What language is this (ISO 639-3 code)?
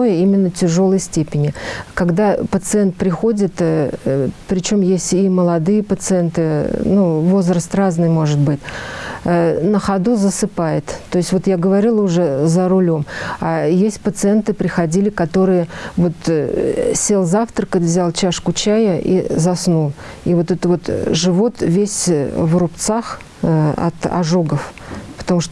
rus